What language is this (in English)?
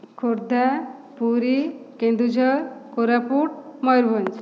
Odia